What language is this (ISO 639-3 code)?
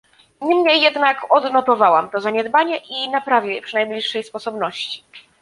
pol